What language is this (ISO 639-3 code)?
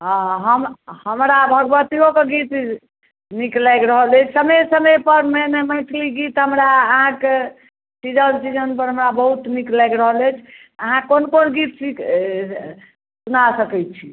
mai